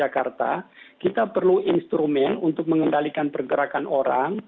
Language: Indonesian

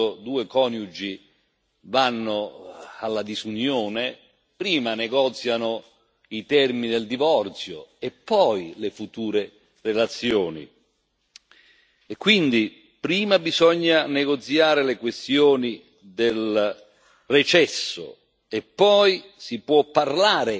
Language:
Italian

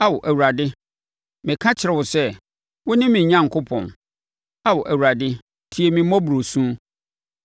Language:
Akan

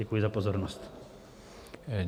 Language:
Czech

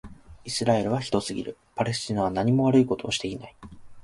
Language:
Japanese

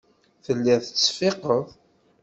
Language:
Kabyle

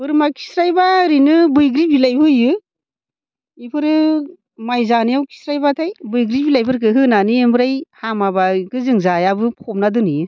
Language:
Bodo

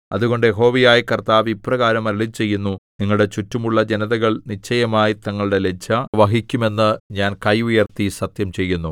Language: Malayalam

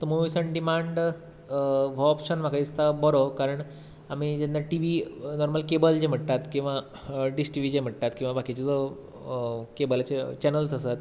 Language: Konkani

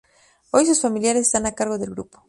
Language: Spanish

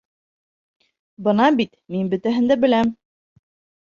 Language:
Bashkir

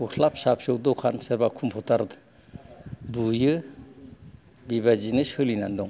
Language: Bodo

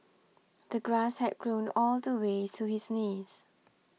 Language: English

